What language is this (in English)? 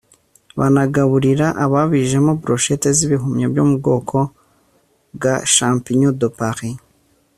Kinyarwanda